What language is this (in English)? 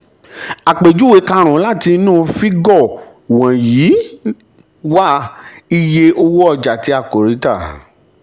Yoruba